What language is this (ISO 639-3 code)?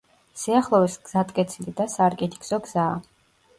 kat